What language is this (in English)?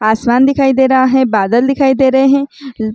Chhattisgarhi